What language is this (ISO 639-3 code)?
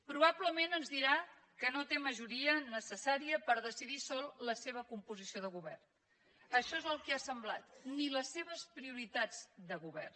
cat